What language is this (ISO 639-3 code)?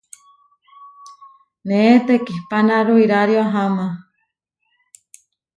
var